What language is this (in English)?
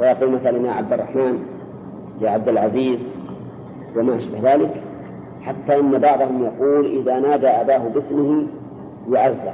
Arabic